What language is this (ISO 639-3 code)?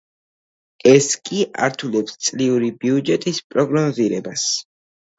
kat